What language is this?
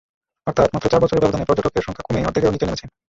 Bangla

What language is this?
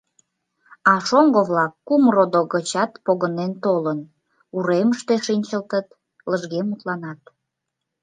Mari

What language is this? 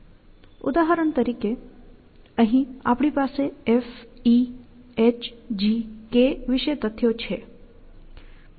Gujarati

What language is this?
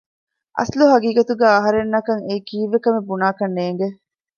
Divehi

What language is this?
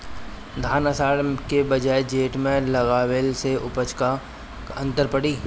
Bhojpuri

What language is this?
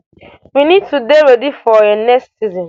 Nigerian Pidgin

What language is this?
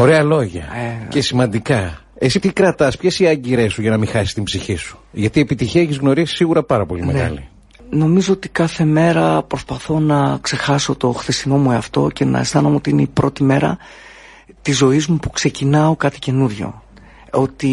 Greek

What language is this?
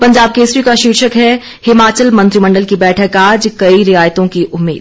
Hindi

